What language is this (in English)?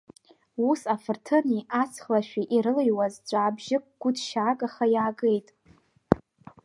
Abkhazian